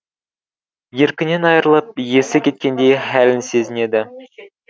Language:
Kazakh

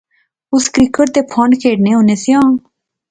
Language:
Pahari-Potwari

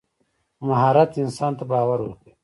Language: Pashto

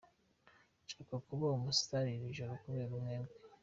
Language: Kinyarwanda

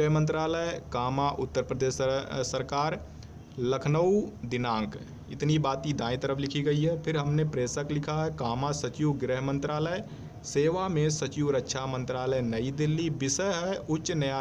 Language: Hindi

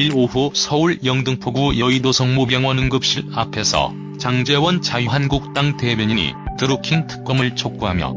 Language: Korean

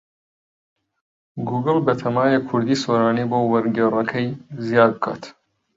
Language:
Central Kurdish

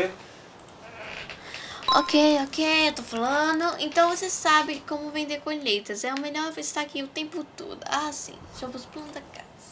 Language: Portuguese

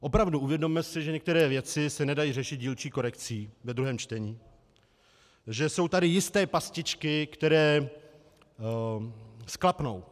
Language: Czech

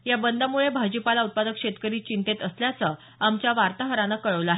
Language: Marathi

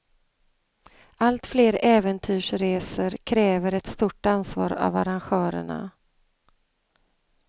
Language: Swedish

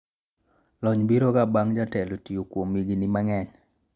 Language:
Luo (Kenya and Tanzania)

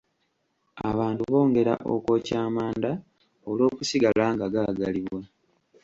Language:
Ganda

